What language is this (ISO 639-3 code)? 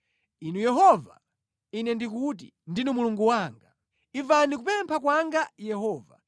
nya